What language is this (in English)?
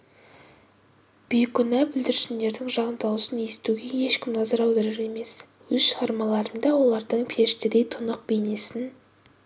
Kazakh